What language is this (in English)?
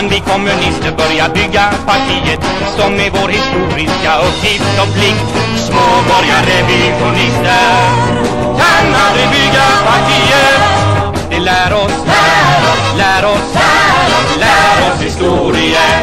Swedish